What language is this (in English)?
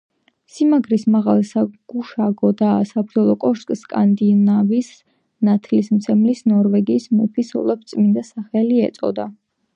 Georgian